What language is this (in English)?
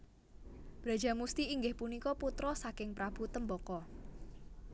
Javanese